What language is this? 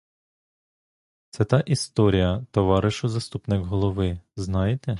Ukrainian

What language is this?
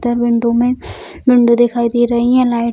Hindi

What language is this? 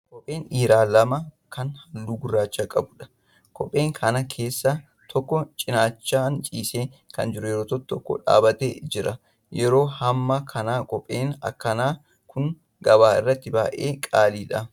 Oromo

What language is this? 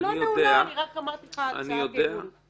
Hebrew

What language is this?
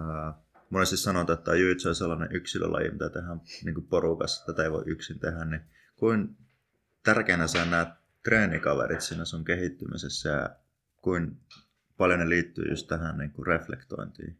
Finnish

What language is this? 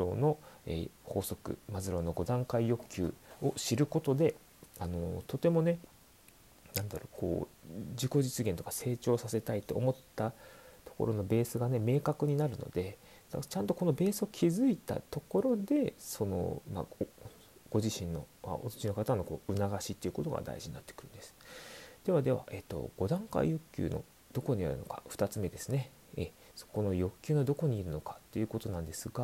Japanese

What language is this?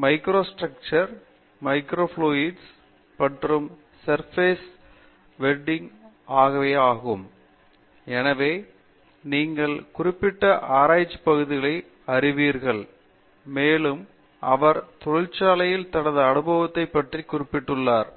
Tamil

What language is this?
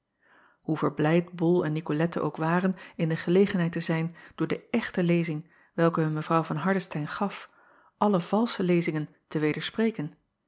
Dutch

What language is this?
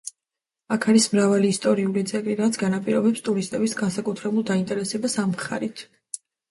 Georgian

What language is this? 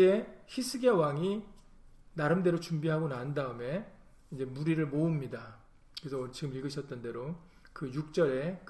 Korean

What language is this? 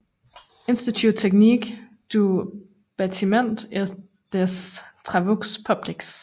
Danish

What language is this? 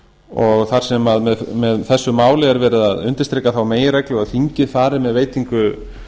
Icelandic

